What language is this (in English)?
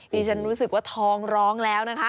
Thai